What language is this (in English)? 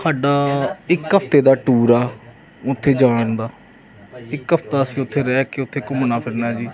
Punjabi